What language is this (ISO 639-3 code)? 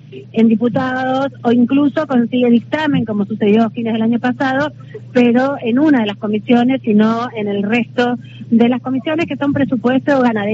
spa